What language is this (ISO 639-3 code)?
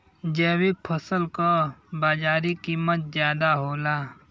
bho